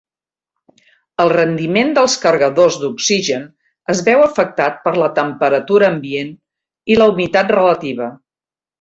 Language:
Catalan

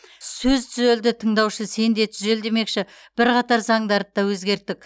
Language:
Kazakh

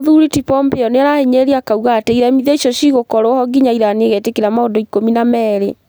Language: Kikuyu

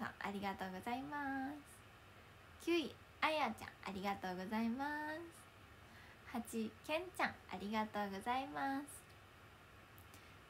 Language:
Japanese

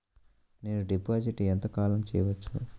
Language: Telugu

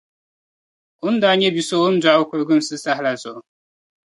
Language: Dagbani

